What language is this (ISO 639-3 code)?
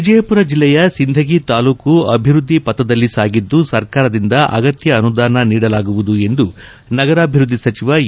kan